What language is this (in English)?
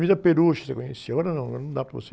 Portuguese